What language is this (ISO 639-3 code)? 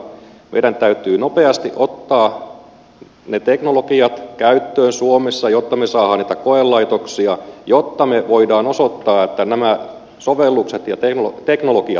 fin